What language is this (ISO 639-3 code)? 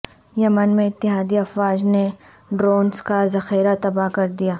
urd